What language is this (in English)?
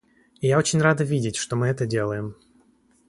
Russian